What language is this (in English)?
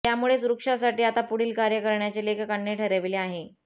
Marathi